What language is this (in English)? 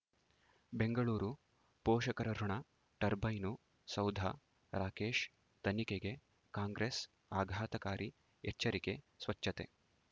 Kannada